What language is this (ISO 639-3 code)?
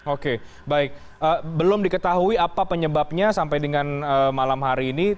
ind